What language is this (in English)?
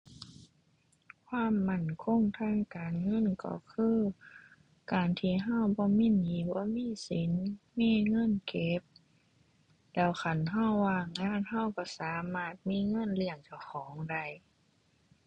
Thai